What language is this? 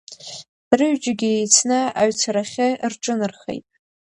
Abkhazian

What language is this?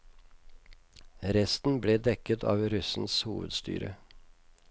Norwegian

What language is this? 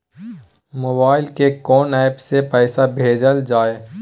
Maithili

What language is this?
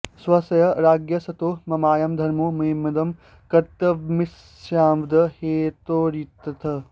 Sanskrit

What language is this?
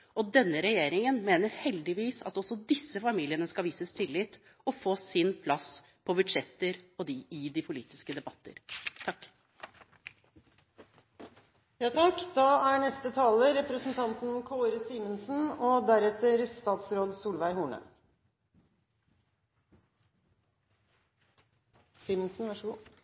Norwegian Bokmål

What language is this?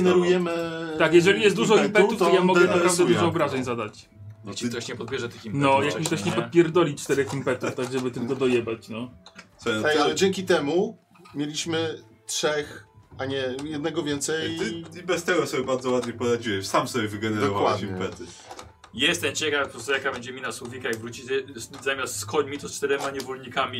Polish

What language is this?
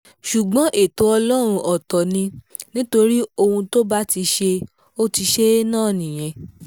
Yoruba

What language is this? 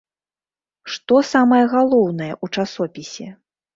Belarusian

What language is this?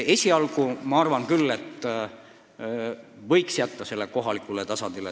Estonian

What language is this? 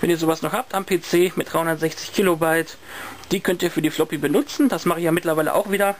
German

